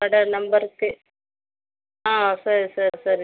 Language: Tamil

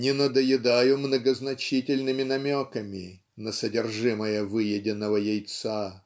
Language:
Russian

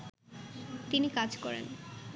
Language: Bangla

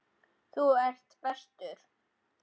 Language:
Icelandic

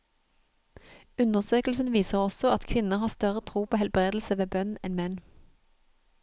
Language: Norwegian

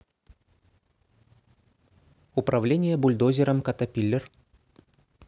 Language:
Russian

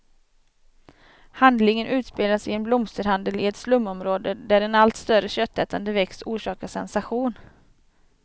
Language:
Swedish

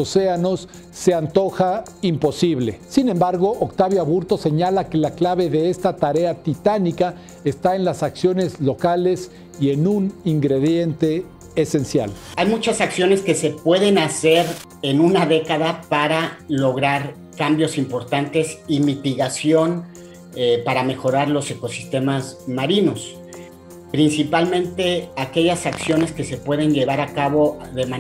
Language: Spanish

